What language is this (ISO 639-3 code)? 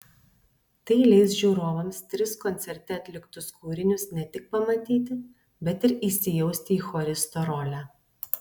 lit